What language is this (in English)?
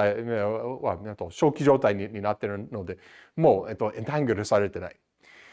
Japanese